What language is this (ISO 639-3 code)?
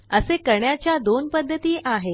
mar